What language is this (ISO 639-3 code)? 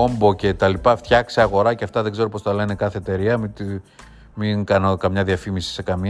ell